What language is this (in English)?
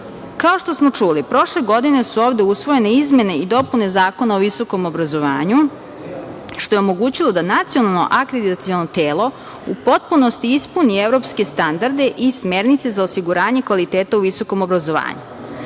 Serbian